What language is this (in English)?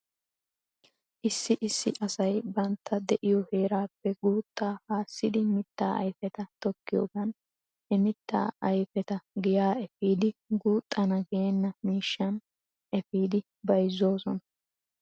Wolaytta